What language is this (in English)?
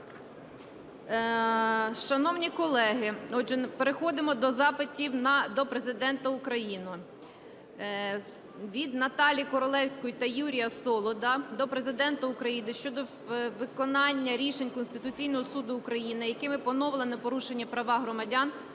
Ukrainian